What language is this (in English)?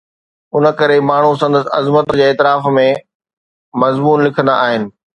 Sindhi